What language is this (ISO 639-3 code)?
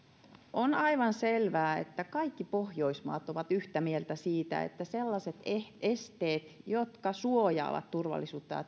fin